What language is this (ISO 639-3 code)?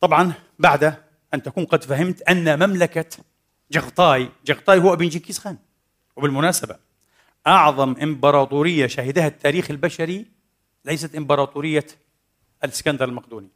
ara